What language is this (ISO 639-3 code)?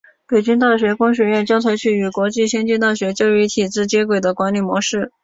zho